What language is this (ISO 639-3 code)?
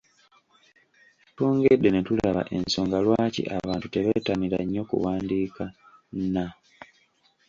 lug